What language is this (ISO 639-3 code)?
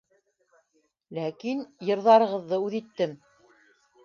bak